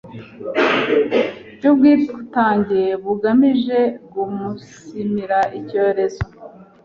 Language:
Kinyarwanda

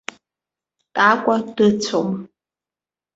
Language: Abkhazian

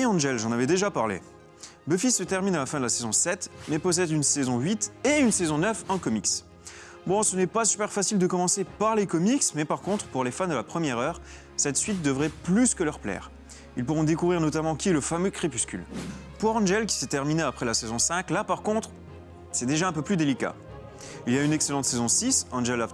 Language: French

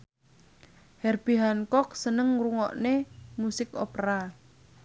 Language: Javanese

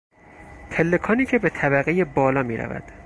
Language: Persian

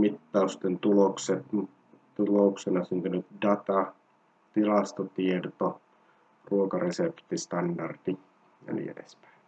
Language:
Finnish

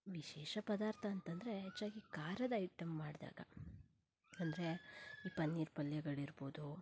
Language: Kannada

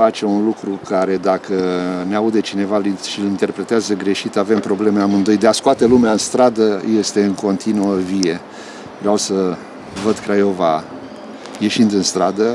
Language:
Romanian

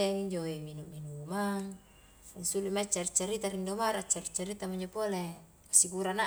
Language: Highland Konjo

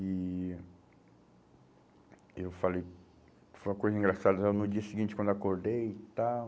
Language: Portuguese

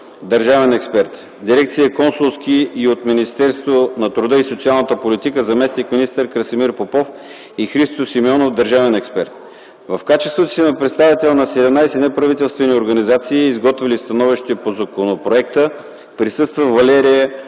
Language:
Bulgarian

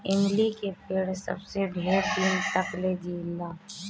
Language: Bhojpuri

